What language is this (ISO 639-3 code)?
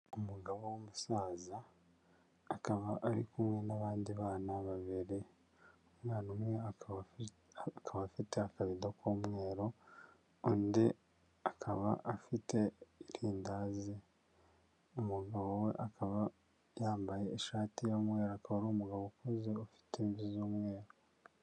kin